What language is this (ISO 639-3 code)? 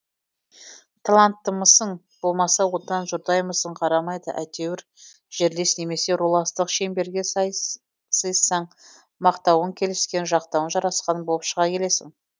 kaz